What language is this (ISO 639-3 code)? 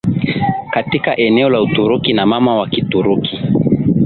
swa